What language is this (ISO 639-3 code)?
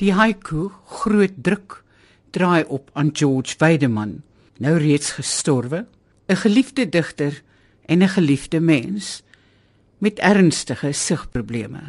nld